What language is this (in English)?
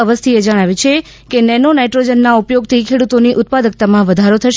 Gujarati